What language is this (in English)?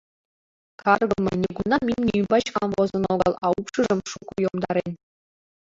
Mari